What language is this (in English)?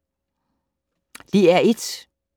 Danish